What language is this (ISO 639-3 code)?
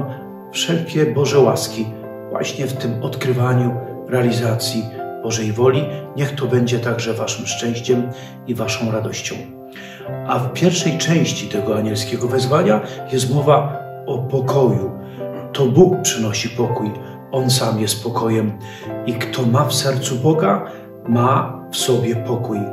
pol